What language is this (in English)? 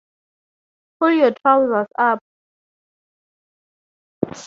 English